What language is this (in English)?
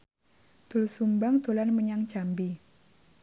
Javanese